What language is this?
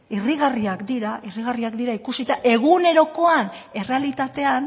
Basque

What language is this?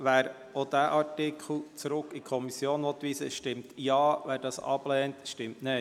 Swiss German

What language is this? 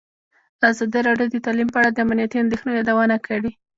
Pashto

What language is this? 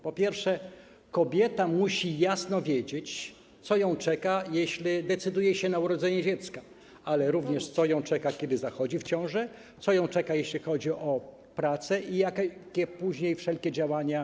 Polish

